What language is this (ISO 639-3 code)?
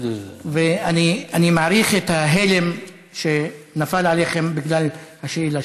heb